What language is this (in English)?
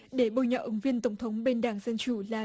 Vietnamese